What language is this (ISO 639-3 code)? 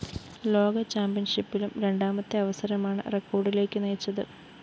mal